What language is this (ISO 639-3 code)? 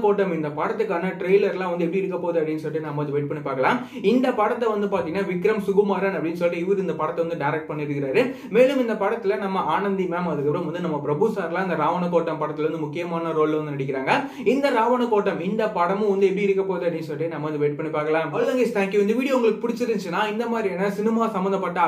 ara